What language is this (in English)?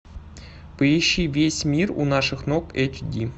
Russian